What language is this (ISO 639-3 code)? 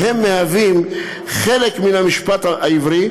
heb